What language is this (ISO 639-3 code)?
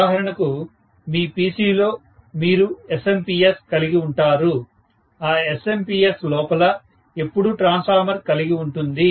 tel